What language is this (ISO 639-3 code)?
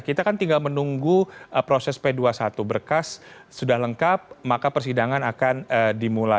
ind